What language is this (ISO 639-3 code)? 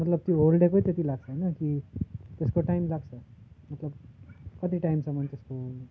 nep